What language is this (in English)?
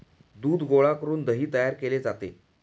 Marathi